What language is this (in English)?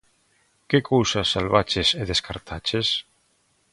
Galician